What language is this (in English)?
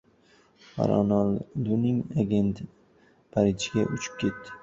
Uzbek